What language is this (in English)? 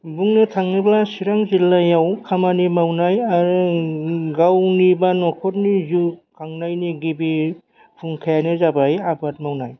Bodo